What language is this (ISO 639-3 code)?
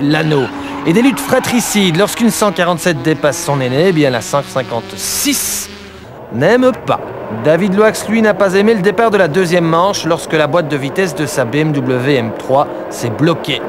fra